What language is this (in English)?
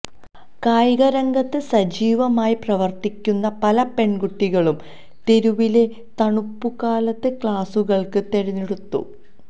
Malayalam